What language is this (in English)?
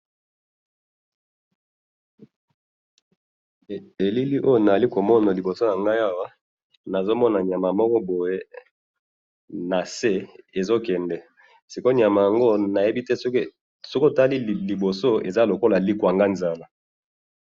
Lingala